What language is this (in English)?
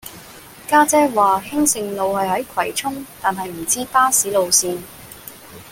Cantonese